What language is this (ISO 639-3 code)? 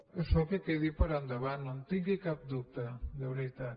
cat